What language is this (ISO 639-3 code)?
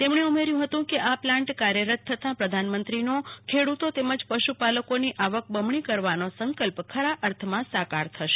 guj